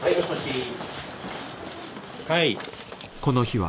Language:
Japanese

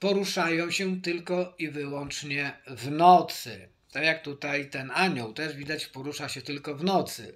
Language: Polish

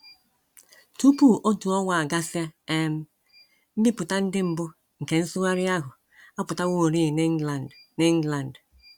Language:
Igbo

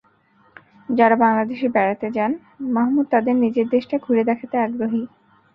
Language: Bangla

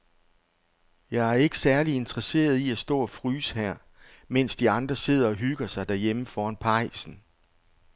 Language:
Danish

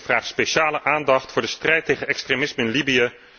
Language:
Dutch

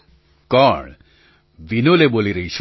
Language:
Gujarati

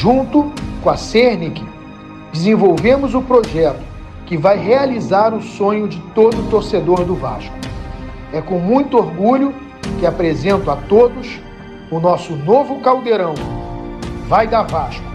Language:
Portuguese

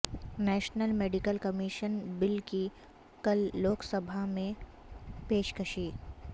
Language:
Urdu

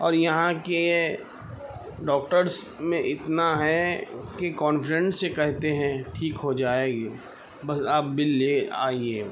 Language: Urdu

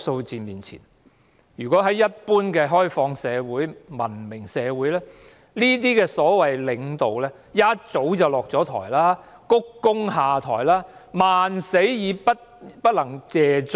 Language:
Cantonese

